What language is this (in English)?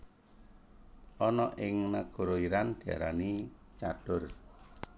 Javanese